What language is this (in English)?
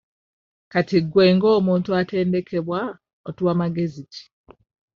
Ganda